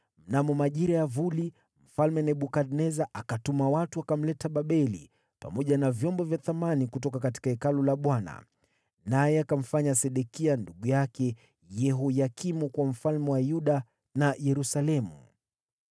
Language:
Swahili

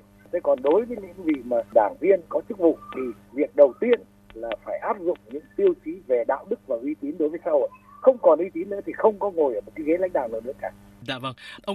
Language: Vietnamese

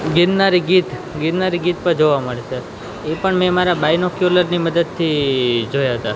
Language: Gujarati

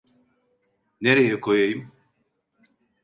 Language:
Turkish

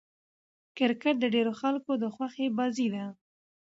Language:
Pashto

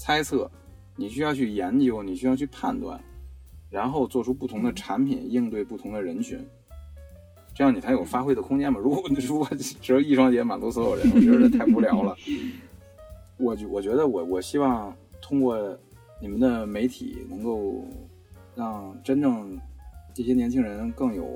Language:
Chinese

